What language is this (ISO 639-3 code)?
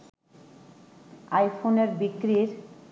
ben